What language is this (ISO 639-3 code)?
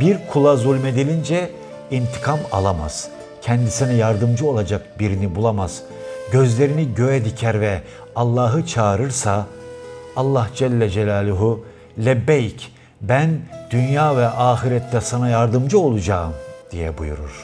tur